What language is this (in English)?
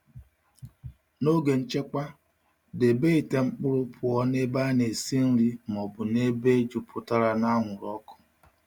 Igbo